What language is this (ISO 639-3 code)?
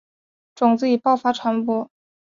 zho